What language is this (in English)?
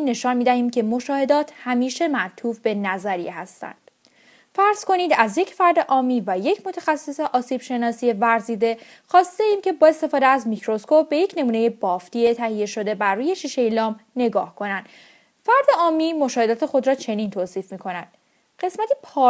Persian